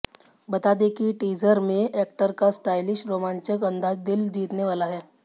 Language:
Hindi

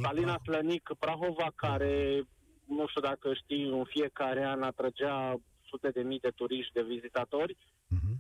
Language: Romanian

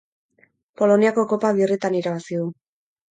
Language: Basque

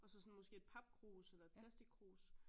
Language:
Danish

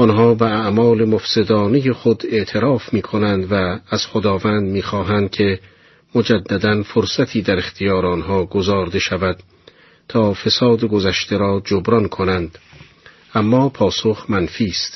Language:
Persian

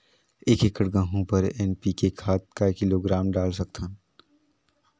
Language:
Chhattisgarhi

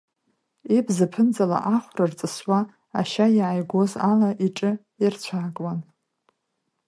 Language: Abkhazian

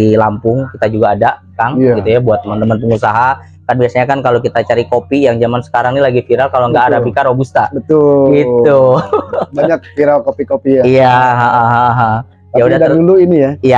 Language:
Indonesian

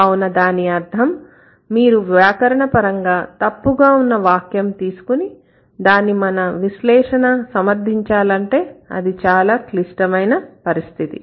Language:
Telugu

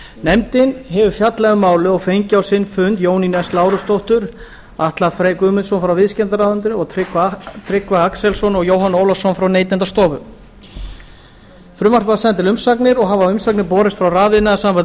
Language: Icelandic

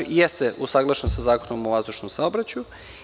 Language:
Serbian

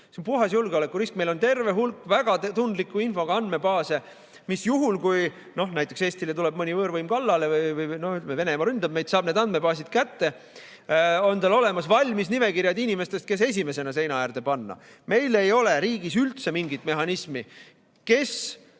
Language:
Estonian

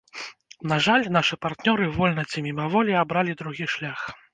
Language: Belarusian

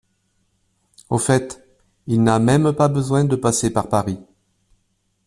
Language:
French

